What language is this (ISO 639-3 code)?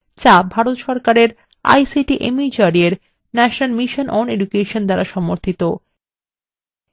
ben